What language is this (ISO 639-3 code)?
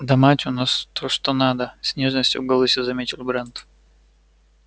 rus